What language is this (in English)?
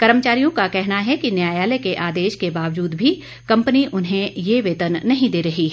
Hindi